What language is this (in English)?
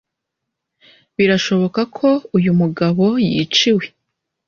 Kinyarwanda